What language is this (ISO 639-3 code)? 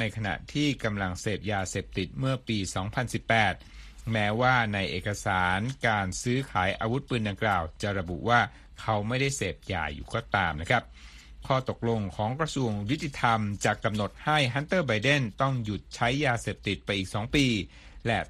tha